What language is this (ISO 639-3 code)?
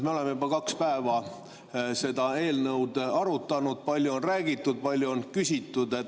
est